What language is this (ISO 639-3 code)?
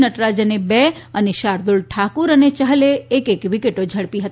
guj